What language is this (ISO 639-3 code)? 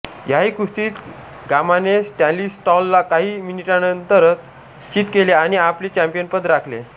mar